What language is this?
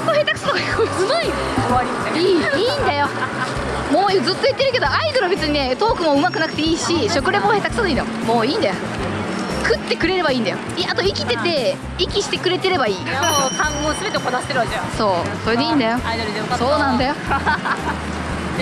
Japanese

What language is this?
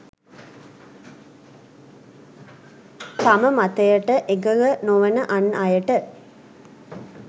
Sinhala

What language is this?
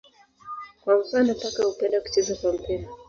Swahili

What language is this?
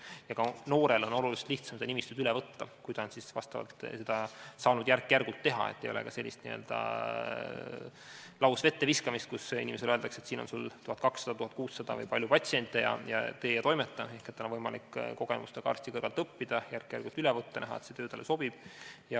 Estonian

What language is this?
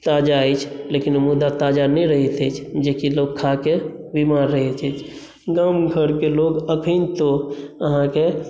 Maithili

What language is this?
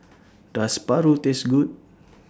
English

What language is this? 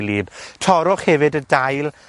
Welsh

